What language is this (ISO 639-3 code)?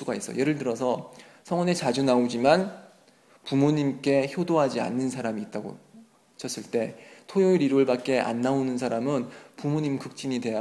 kor